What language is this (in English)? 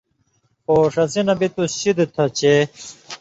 Indus Kohistani